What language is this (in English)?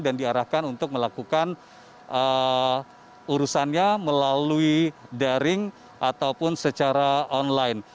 Indonesian